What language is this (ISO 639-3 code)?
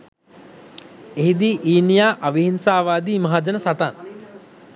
sin